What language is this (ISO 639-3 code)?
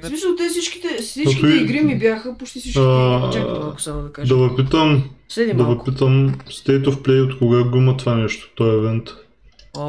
bul